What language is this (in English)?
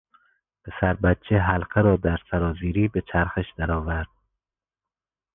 Persian